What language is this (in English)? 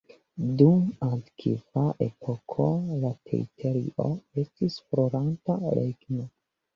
Esperanto